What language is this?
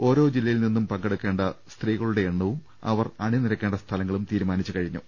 Malayalam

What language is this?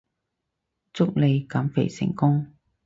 Cantonese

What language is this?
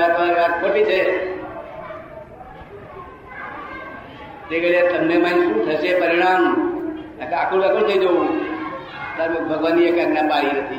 Gujarati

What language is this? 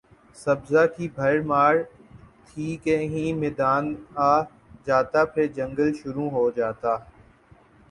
Urdu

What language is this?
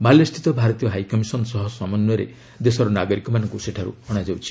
Odia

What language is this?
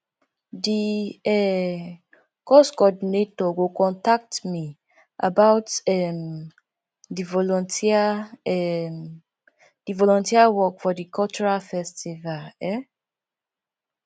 Nigerian Pidgin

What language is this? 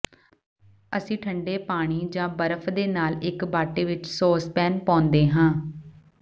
Punjabi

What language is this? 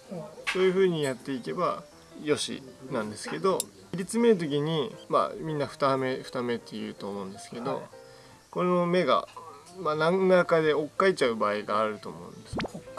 Japanese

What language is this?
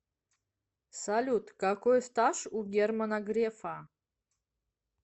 Russian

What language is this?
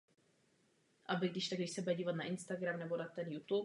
Czech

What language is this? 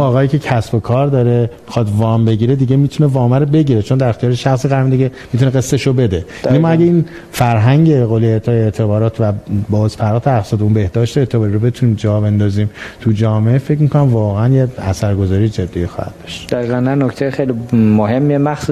Persian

